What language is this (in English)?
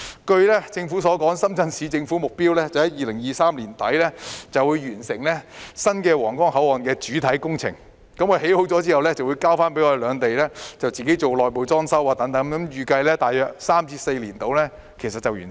Cantonese